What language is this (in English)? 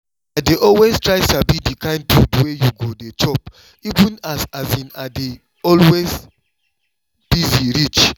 Nigerian Pidgin